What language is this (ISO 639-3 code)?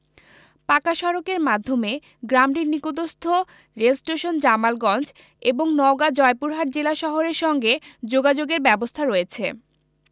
ben